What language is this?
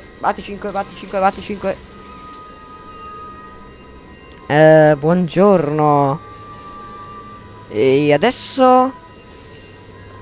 Italian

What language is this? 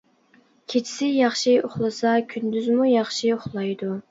Uyghur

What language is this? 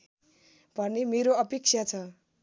Nepali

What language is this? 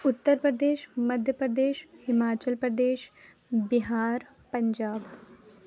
Urdu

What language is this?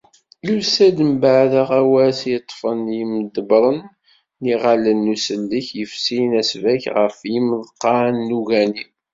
Kabyle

